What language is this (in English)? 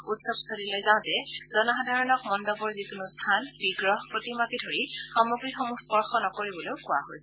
Assamese